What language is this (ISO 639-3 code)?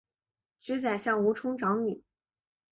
zho